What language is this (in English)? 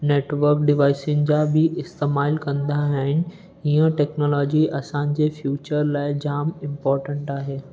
Sindhi